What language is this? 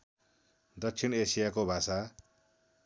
Nepali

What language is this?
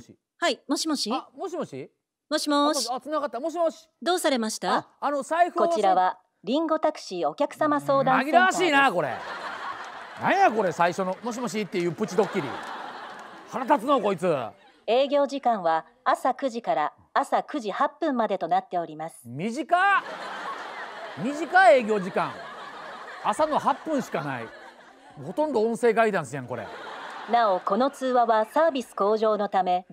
Japanese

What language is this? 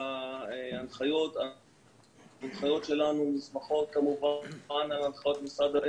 Hebrew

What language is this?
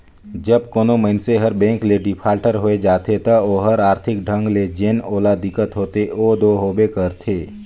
Chhattisgarhi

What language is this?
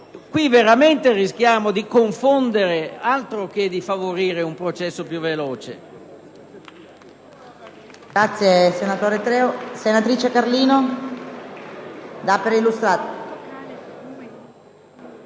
Italian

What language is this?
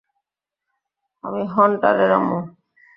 Bangla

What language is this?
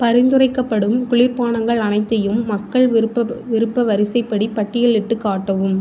Tamil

